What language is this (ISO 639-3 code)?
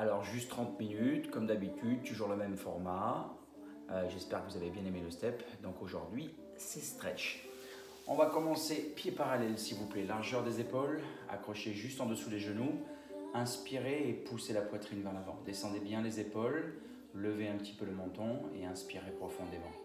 fra